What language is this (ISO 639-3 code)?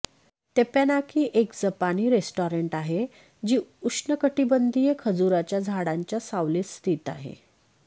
mar